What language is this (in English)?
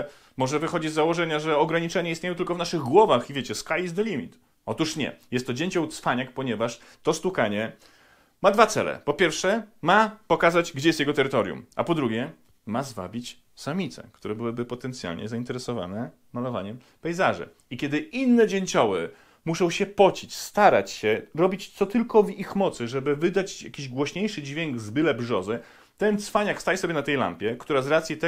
Polish